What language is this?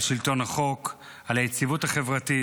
Hebrew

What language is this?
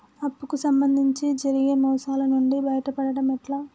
Telugu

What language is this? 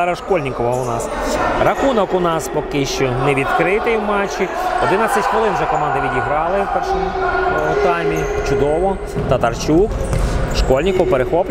Ukrainian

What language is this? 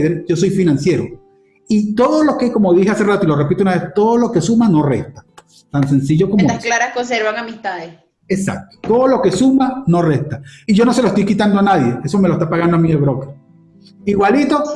Spanish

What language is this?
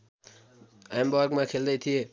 Nepali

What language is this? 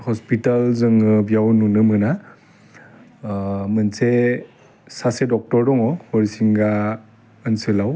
Bodo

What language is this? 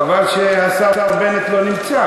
Hebrew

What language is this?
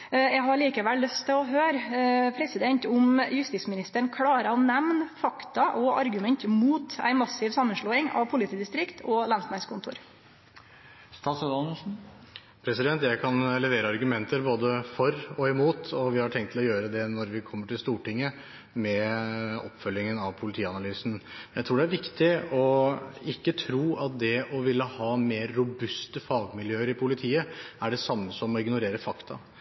Norwegian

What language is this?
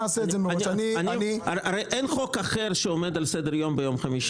Hebrew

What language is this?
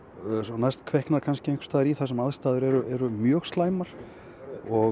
Icelandic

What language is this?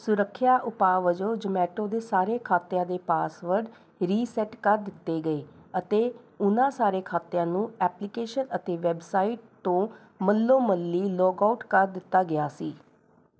Punjabi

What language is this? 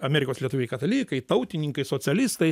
Lithuanian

